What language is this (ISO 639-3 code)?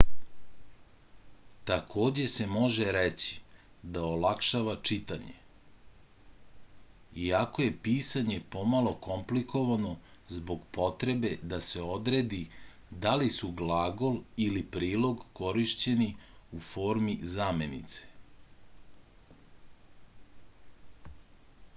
srp